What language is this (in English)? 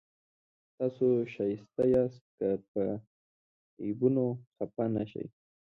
Pashto